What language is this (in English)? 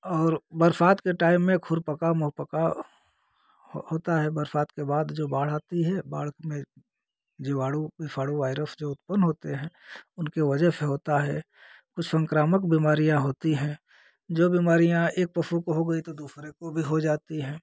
Hindi